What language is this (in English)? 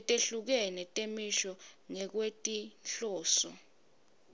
Swati